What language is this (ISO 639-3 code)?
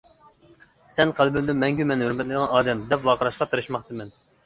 uig